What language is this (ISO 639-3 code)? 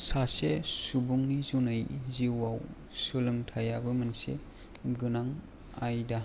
brx